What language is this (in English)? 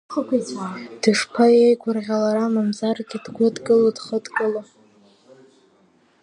Abkhazian